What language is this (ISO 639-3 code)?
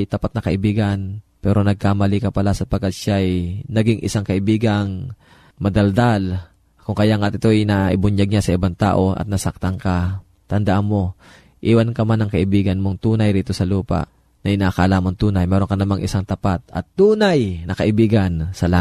fil